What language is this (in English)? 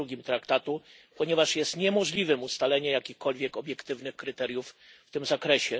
Polish